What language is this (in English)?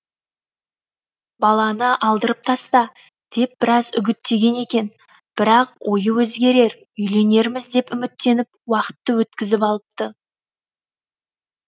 Kazakh